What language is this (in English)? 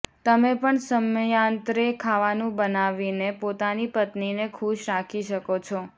Gujarati